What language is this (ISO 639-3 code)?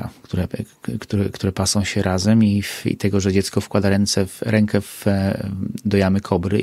pol